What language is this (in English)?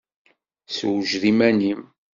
Kabyle